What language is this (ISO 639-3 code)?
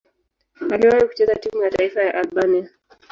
swa